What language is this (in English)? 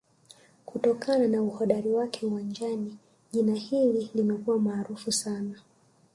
Swahili